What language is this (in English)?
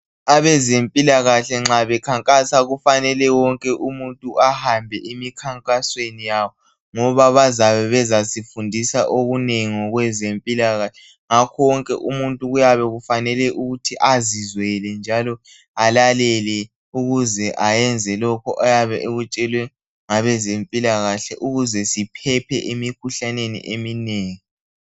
North Ndebele